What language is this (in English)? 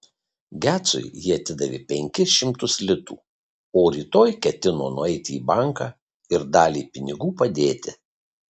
Lithuanian